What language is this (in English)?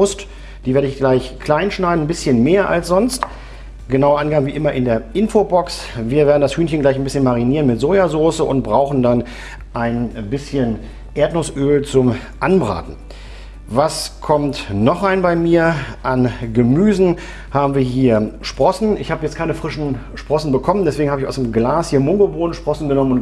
German